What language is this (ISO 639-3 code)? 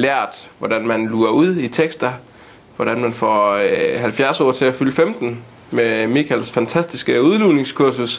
dan